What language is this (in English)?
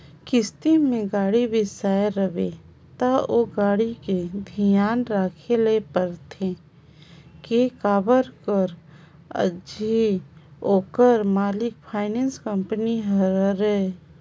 Chhattisgarhi